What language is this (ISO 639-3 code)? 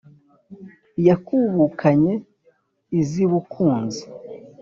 kin